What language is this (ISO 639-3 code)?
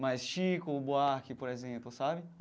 por